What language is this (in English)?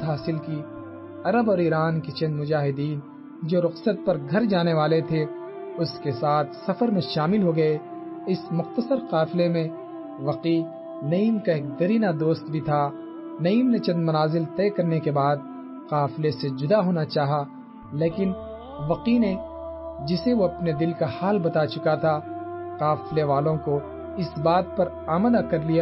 Urdu